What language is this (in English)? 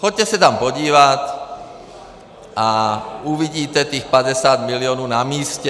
Czech